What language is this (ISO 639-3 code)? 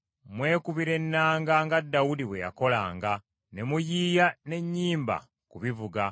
lug